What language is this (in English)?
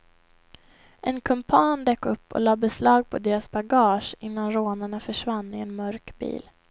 Swedish